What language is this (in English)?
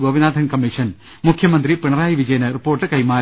Malayalam